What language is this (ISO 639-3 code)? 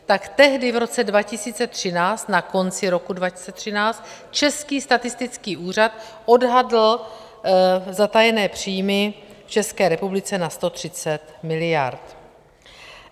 ces